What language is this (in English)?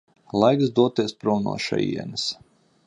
Latvian